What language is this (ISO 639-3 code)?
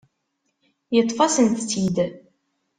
kab